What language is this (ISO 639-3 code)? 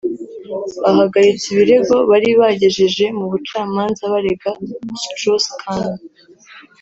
kin